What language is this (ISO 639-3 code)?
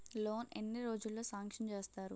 tel